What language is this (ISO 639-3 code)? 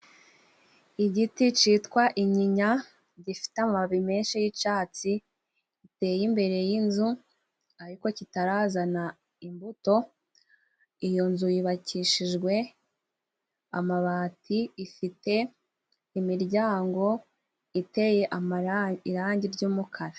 kin